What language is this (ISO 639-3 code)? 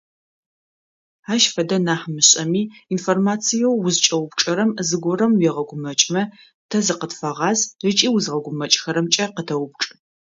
ady